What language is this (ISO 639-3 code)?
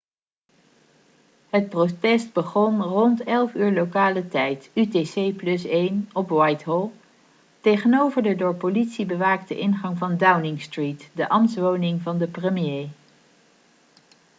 nld